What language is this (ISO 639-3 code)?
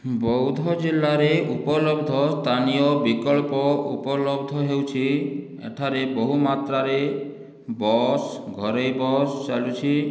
ori